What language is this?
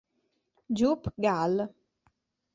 Italian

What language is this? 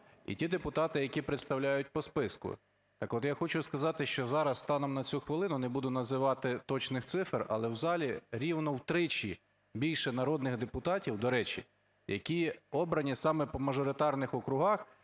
Ukrainian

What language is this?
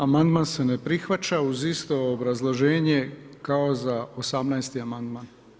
Croatian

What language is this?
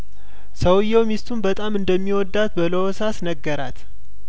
Amharic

